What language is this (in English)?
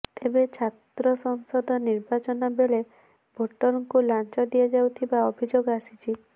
Odia